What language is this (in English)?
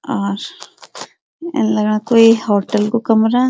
Garhwali